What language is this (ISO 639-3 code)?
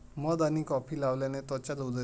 mar